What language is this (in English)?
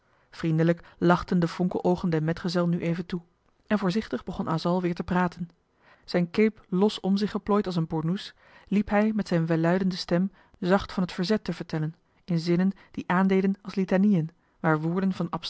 Dutch